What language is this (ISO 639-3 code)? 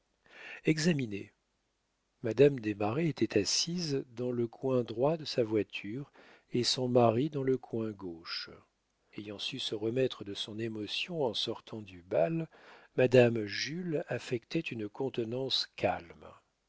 fra